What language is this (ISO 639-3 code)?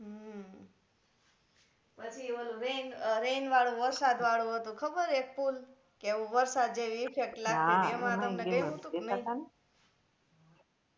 guj